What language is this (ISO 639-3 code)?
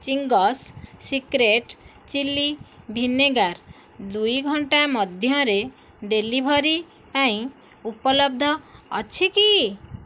ori